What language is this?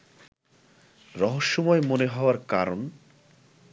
Bangla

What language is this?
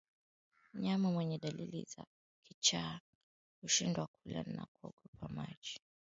Swahili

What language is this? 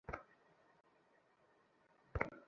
Bangla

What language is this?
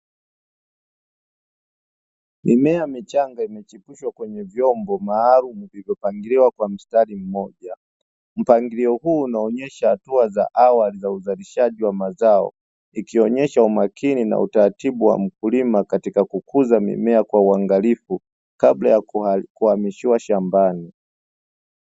Swahili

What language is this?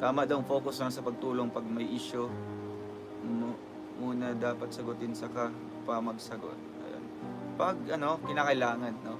Filipino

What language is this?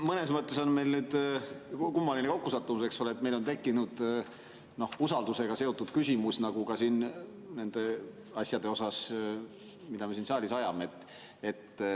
Estonian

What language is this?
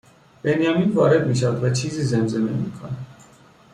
Persian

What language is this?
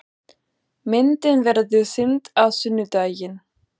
Icelandic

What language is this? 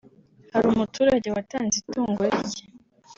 Kinyarwanda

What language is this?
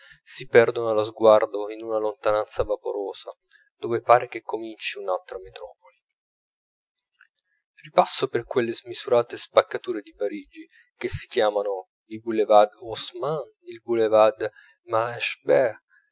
Italian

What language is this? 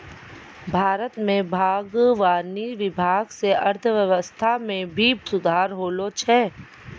Maithili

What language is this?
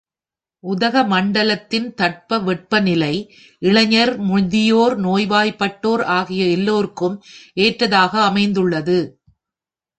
Tamil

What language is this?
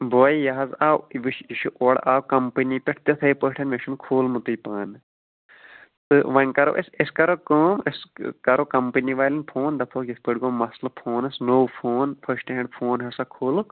Kashmiri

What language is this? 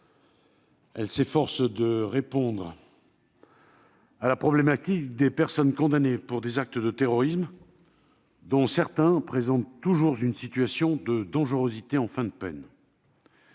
French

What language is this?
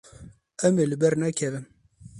Kurdish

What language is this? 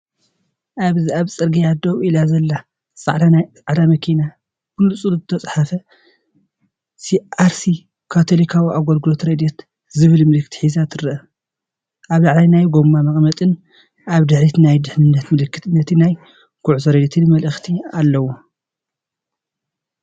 Tigrinya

